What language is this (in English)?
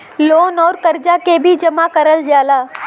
Bhojpuri